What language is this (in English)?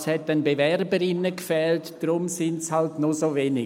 Swiss German